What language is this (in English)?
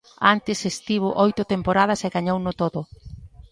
Galician